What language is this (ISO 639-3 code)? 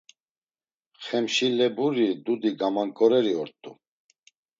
lzz